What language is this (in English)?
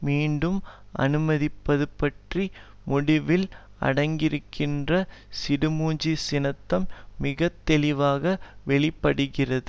Tamil